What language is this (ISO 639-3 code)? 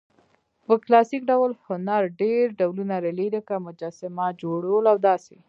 pus